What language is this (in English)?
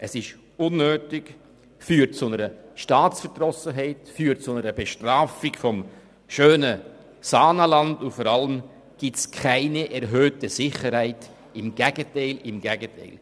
Swiss German